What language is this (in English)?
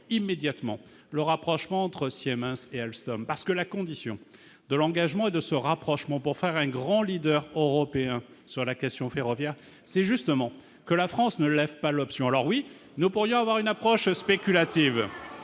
French